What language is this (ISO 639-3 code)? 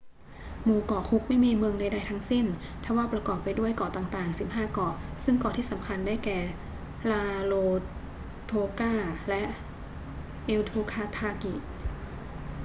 tha